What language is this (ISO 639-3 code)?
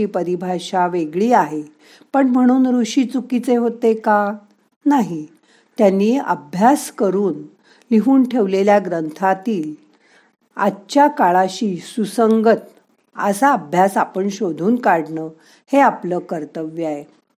mar